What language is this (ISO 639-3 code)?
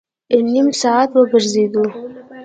pus